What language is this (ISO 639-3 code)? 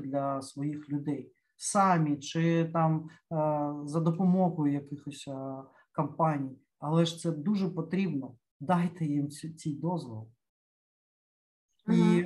ukr